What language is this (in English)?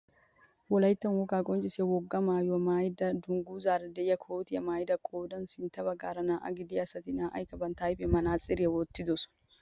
Wolaytta